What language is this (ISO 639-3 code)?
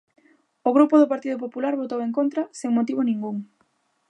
glg